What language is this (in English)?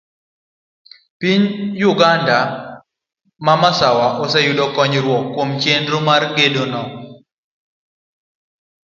Luo (Kenya and Tanzania)